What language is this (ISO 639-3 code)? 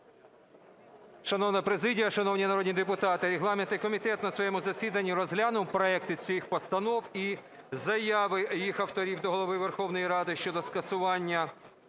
ukr